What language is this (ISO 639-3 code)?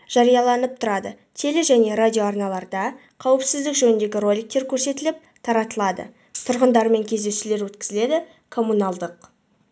kaz